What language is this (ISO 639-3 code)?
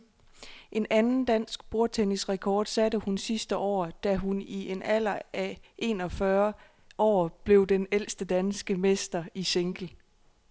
dan